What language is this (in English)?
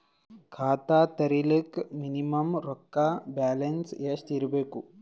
Kannada